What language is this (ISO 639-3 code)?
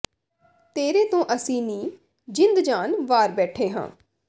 pan